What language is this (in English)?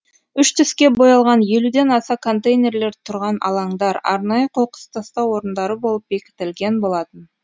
Kazakh